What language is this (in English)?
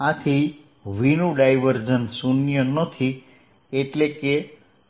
Gujarati